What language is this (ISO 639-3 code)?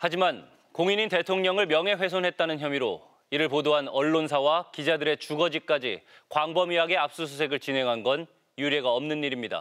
kor